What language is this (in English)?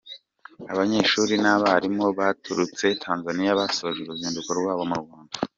Kinyarwanda